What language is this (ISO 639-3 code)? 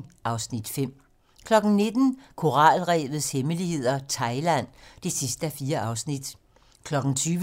dan